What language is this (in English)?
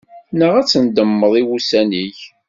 Kabyle